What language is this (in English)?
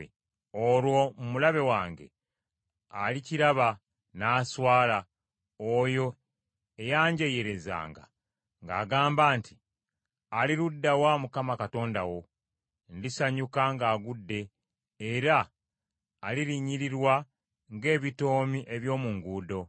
Ganda